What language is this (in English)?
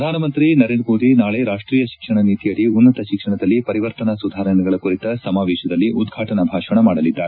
Kannada